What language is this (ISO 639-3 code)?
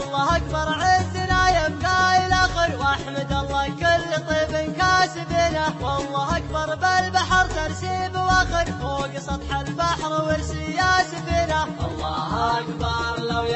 ara